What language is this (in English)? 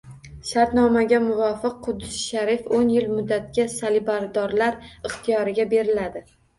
Uzbek